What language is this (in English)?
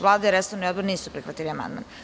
Serbian